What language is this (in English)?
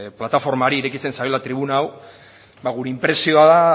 Basque